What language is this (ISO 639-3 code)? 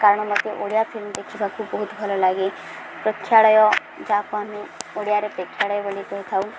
ori